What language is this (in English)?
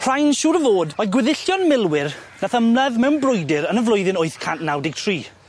Welsh